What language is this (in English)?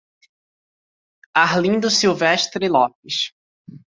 Portuguese